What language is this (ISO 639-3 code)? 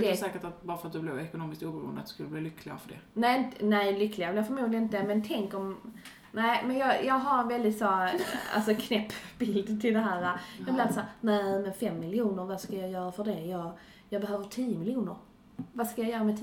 swe